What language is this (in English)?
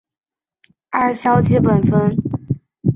Chinese